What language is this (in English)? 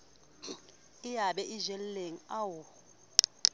Southern Sotho